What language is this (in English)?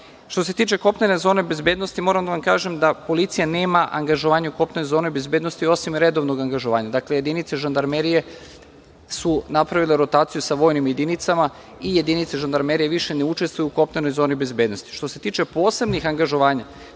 Serbian